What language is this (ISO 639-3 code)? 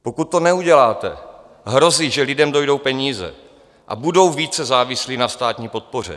ces